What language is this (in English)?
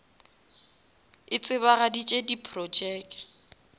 Northern Sotho